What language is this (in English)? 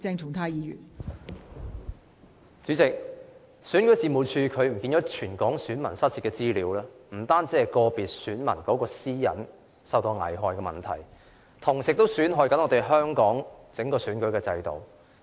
Cantonese